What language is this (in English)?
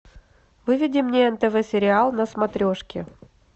Russian